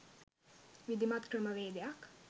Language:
Sinhala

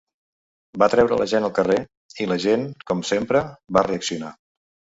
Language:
Catalan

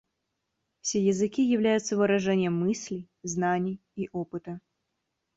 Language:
Russian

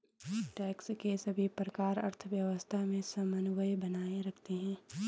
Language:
Hindi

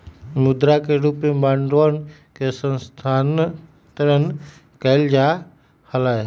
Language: Magahi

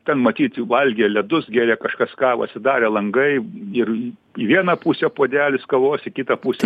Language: Lithuanian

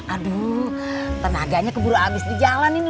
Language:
Indonesian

